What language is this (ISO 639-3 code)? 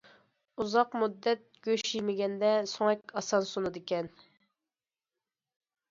uig